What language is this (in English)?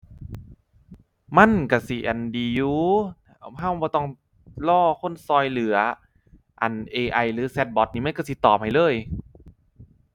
Thai